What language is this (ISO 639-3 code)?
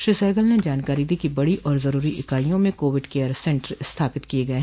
hin